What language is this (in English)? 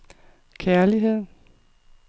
Danish